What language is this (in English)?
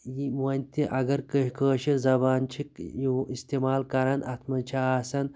Kashmiri